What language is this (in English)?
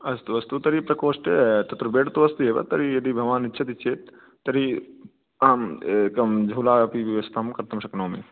Sanskrit